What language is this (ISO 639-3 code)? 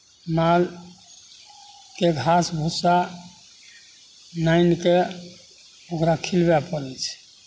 mai